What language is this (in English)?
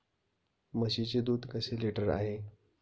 Marathi